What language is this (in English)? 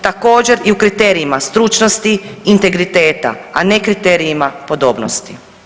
Croatian